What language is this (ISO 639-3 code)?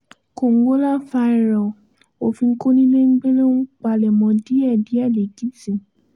yor